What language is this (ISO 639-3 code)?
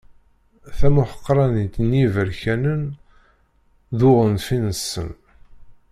kab